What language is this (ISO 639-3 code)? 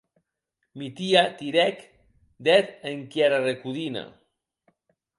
oci